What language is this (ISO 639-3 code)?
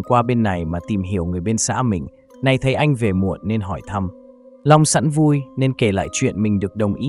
vie